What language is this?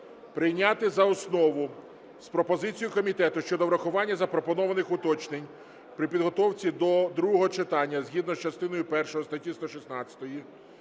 Ukrainian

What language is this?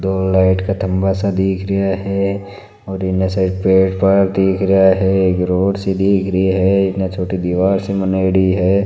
Marwari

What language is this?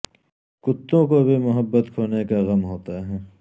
Urdu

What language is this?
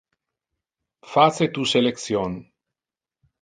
Interlingua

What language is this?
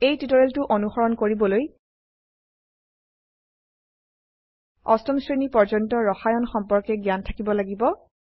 Assamese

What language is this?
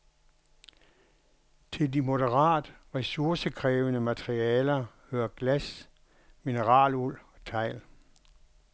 Danish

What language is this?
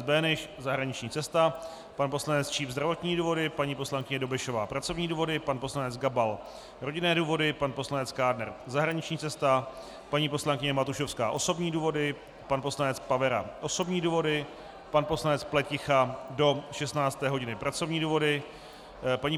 Czech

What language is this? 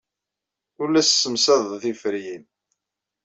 Kabyle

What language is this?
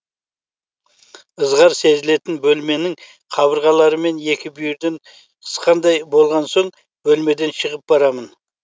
Kazakh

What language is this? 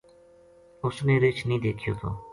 Gujari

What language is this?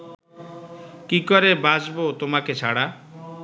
Bangla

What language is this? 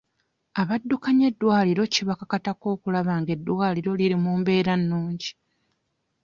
Ganda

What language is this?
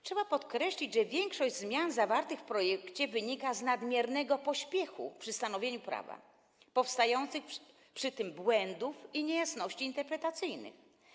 Polish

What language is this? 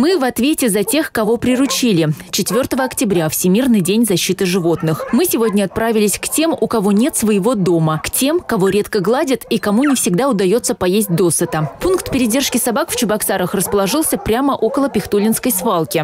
Russian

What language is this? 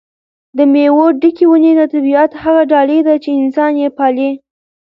Pashto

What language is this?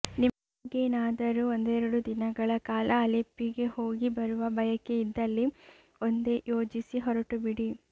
Kannada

